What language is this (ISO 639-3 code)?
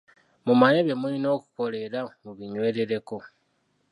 lug